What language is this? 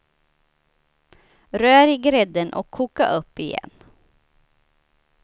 Swedish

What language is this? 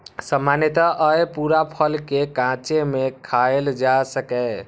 Maithili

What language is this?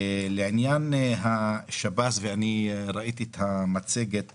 Hebrew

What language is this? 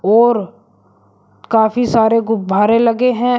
Hindi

